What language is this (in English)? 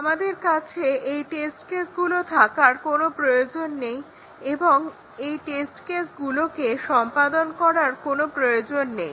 Bangla